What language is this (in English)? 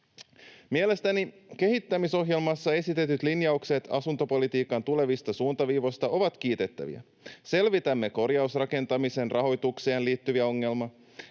Finnish